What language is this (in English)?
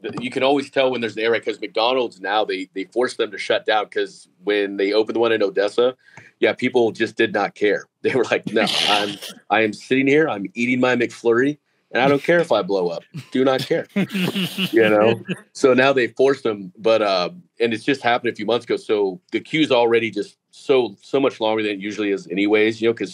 English